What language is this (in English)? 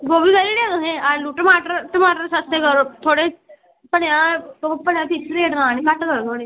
Dogri